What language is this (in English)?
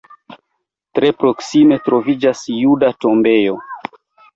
Esperanto